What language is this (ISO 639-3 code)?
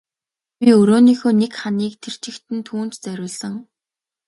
mon